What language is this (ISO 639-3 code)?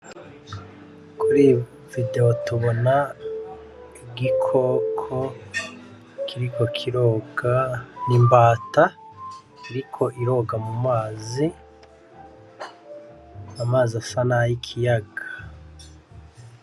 run